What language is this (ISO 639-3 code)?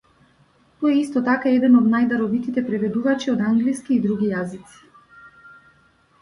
mkd